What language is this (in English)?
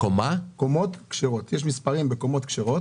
Hebrew